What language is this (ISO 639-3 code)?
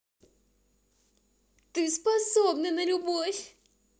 rus